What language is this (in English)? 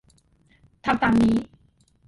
Thai